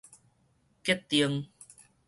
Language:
Min Nan Chinese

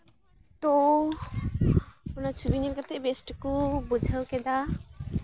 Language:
Santali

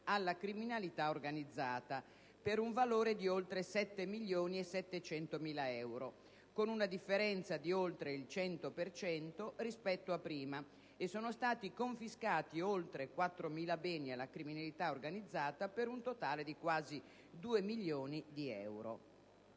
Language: Italian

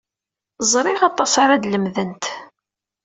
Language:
Kabyle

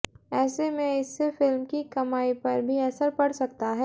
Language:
Hindi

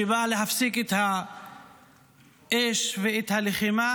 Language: Hebrew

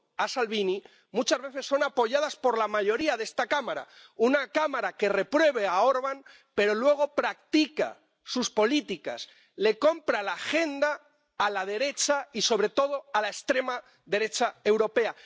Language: Spanish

